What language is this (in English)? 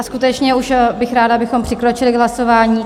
Czech